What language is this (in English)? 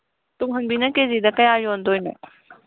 Manipuri